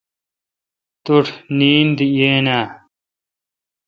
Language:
Kalkoti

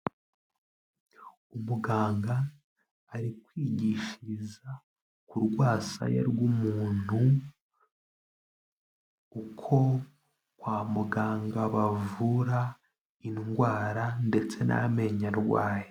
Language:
Kinyarwanda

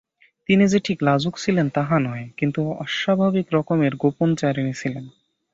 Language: Bangla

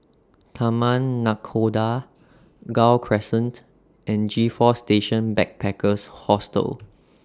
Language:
English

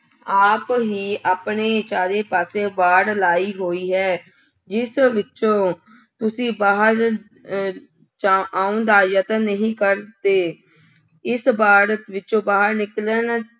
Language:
Punjabi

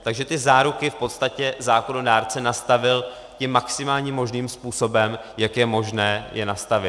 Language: Czech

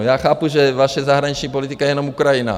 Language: Czech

